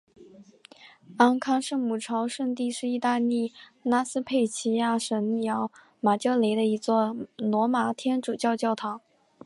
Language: Chinese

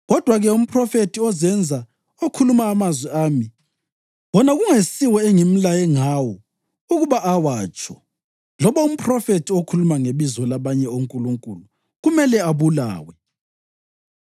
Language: North Ndebele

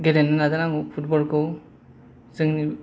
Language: Bodo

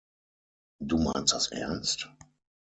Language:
German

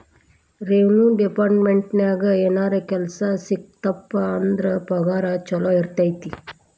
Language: Kannada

